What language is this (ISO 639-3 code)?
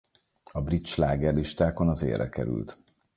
hun